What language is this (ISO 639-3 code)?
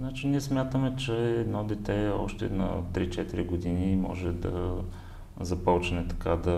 bul